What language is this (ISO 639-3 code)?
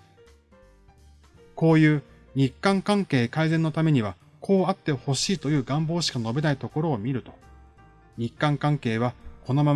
jpn